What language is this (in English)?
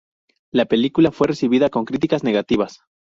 Spanish